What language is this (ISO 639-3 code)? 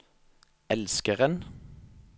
nor